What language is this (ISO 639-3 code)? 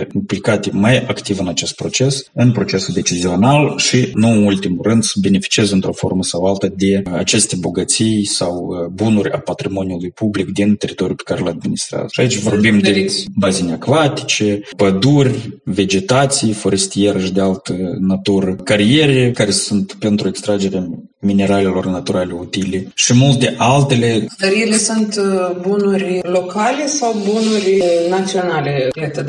ron